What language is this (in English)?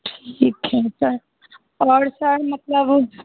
Hindi